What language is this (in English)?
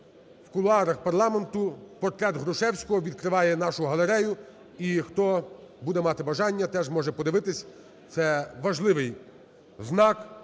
Ukrainian